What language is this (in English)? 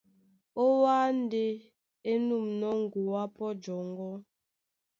Duala